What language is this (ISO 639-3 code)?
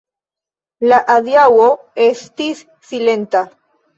epo